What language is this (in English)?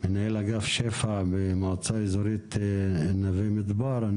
Hebrew